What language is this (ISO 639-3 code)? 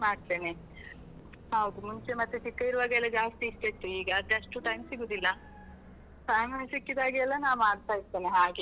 kan